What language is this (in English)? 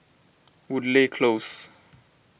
English